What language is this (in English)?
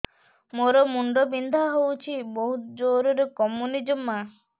Odia